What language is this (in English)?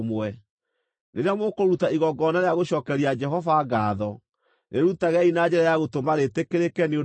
Kikuyu